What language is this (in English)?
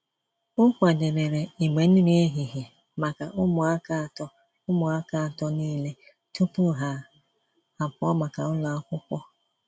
Igbo